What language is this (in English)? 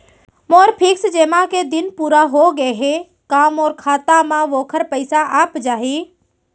Chhattisgarhi